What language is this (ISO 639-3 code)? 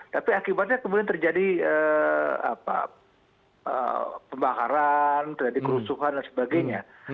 ind